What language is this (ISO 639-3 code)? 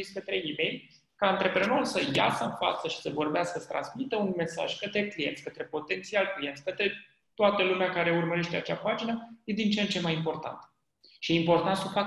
ron